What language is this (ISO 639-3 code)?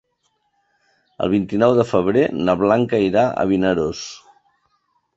cat